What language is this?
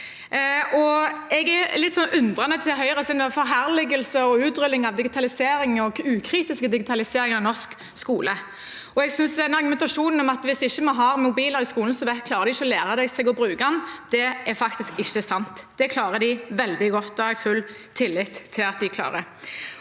Norwegian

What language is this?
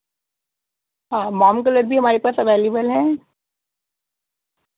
Urdu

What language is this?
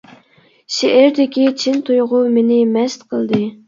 Uyghur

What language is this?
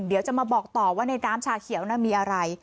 Thai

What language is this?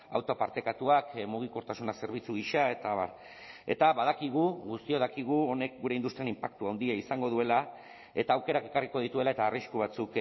Basque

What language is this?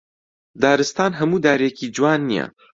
Central Kurdish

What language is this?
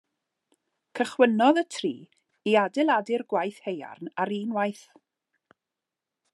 Welsh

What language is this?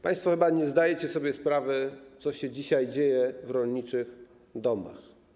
Polish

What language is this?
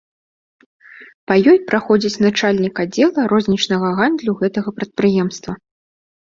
Belarusian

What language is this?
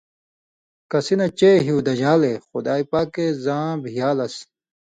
Indus Kohistani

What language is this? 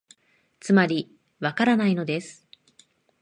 Japanese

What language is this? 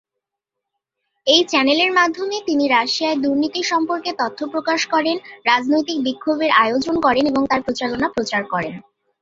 Bangla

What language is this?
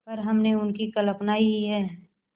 Hindi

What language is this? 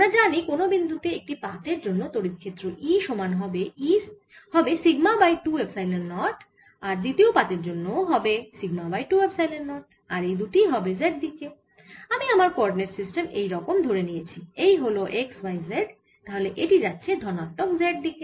Bangla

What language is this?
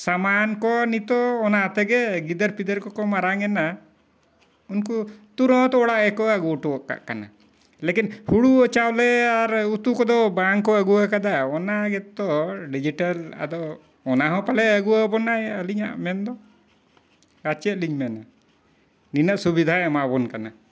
Santali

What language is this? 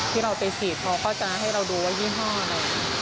Thai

